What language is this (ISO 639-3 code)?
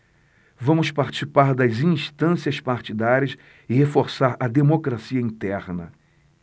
por